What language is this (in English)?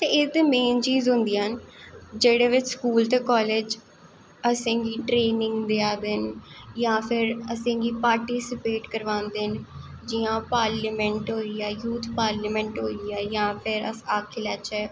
Dogri